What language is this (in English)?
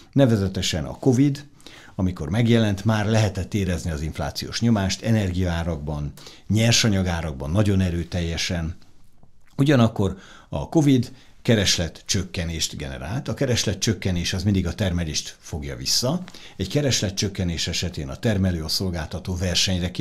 Hungarian